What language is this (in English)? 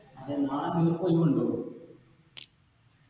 Malayalam